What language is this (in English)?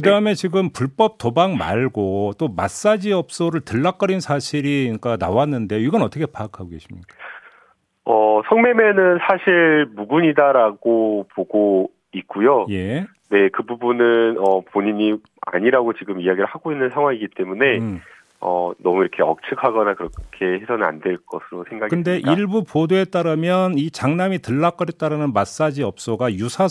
Korean